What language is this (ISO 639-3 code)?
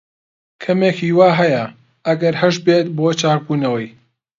ckb